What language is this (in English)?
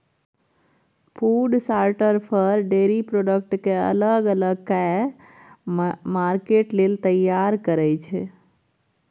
Maithili